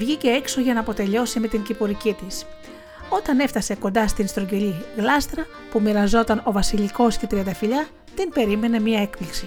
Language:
Greek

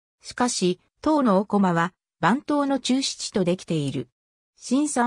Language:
Japanese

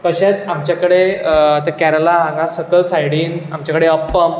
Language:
Konkani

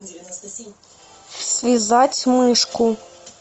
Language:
Russian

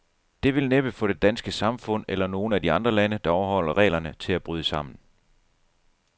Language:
Danish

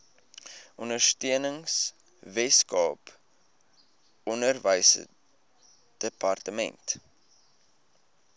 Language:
Afrikaans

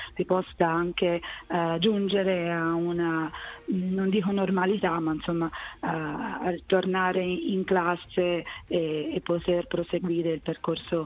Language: Italian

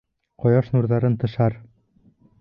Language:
Bashkir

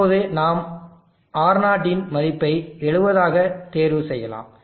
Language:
Tamil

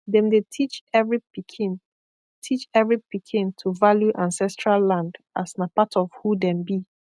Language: Nigerian Pidgin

